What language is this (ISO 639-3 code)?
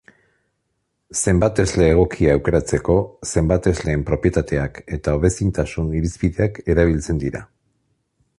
eus